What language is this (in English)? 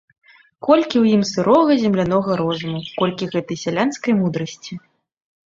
Belarusian